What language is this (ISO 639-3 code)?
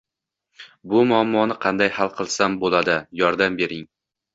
uzb